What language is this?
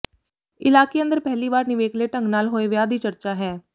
Punjabi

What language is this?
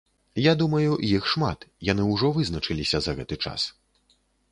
Belarusian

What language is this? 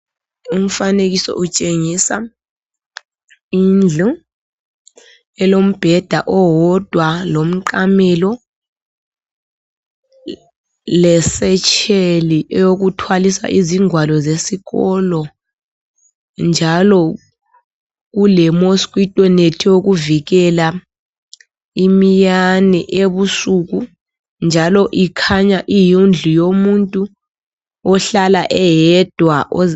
North Ndebele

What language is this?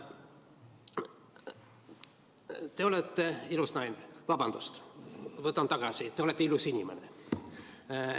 Estonian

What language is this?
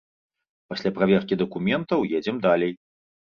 Belarusian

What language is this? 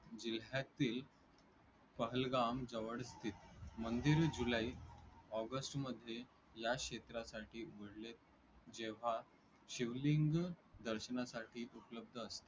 Marathi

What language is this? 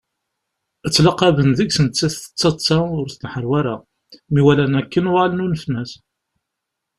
Kabyle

